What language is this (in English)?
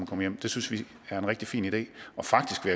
Danish